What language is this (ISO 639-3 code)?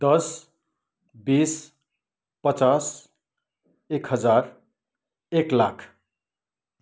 nep